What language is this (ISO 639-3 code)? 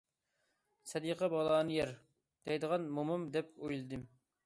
uig